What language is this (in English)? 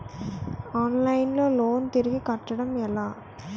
Telugu